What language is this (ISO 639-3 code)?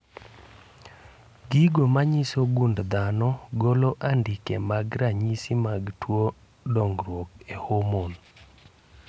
luo